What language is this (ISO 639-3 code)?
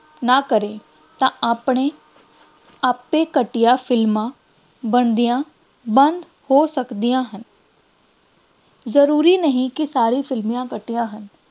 pan